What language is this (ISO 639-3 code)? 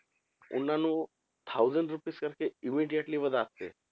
pan